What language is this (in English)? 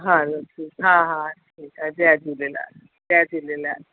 Sindhi